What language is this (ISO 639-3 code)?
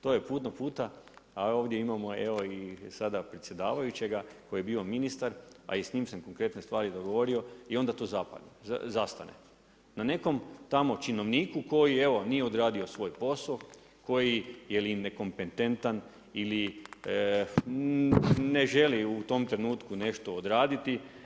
hrv